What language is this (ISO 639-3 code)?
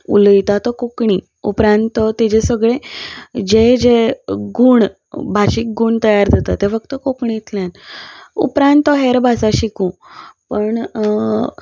kok